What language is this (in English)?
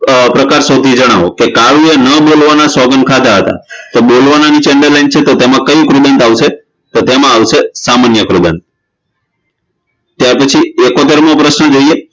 Gujarati